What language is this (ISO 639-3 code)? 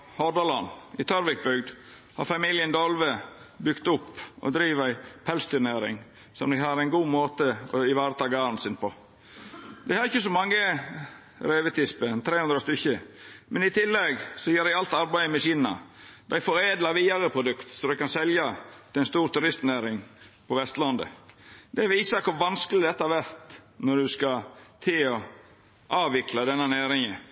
nno